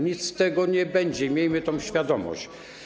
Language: Polish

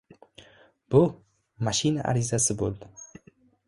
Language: Uzbek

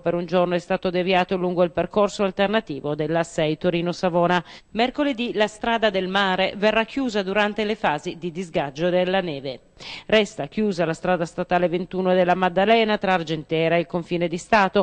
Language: Italian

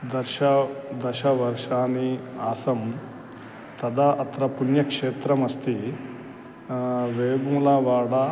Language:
Sanskrit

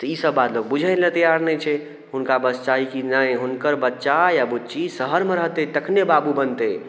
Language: Maithili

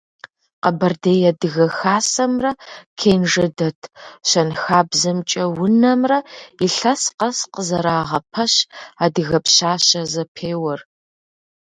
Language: Kabardian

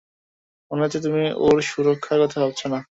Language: Bangla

